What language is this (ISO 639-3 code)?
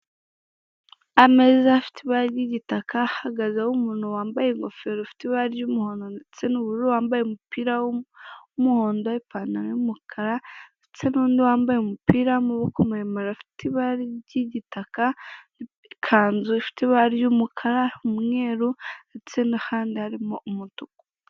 kin